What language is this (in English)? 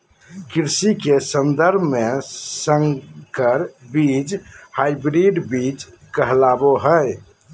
Magahi